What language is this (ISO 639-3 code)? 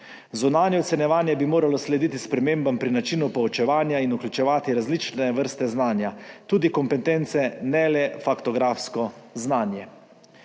slv